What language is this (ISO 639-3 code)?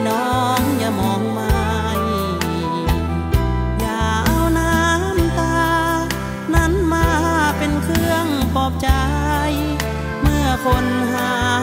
tha